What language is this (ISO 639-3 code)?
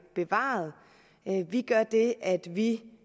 dan